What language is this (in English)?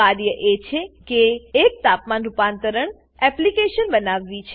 Gujarati